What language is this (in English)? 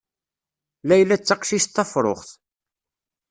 Kabyle